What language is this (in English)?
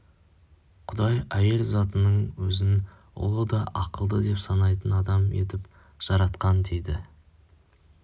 Kazakh